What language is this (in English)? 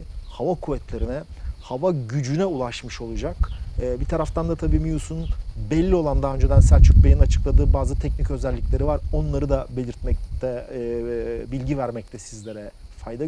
Turkish